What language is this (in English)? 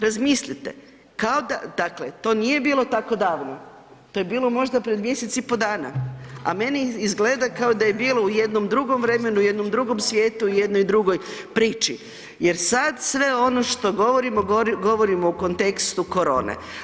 Croatian